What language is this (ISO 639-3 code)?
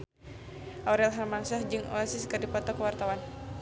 sun